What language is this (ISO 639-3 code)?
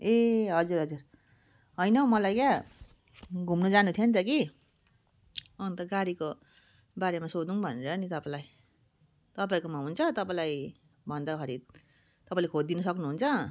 nep